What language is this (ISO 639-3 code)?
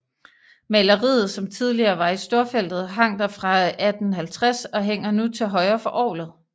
dan